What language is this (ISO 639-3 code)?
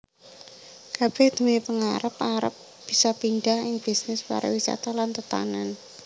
jav